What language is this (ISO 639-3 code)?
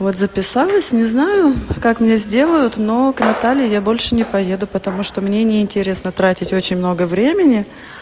rus